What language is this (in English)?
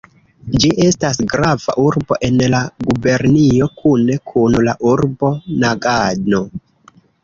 Esperanto